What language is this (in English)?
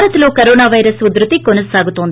Telugu